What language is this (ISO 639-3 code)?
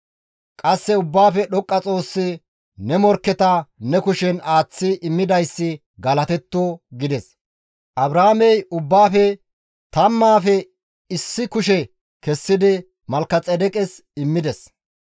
gmv